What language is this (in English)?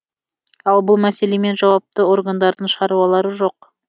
Kazakh